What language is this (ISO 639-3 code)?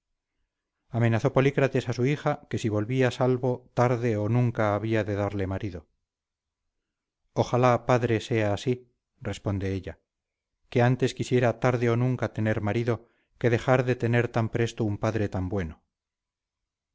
spa